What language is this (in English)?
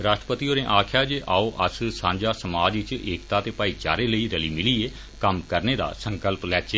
Dogri